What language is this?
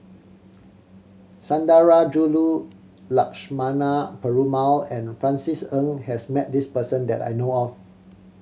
English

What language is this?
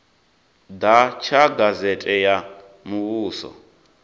Venda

